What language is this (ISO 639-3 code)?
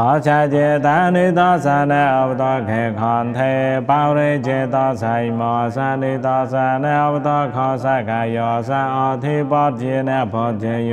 tha